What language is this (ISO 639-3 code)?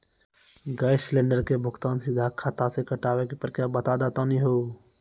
mai